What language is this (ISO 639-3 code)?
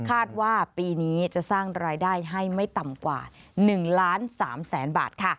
tha